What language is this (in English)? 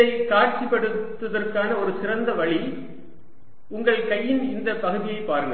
Tamil